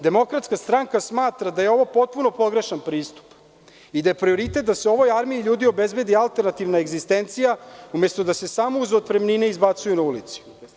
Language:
Serbian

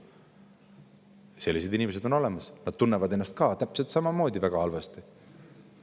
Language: Estonian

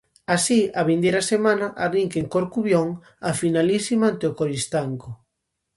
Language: Galician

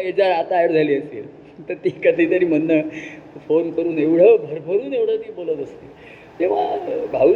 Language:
Marathi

